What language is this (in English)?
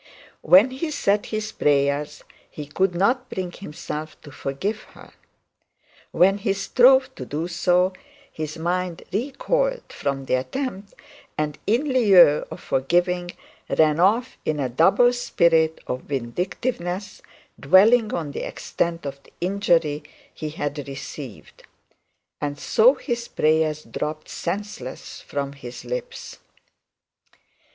English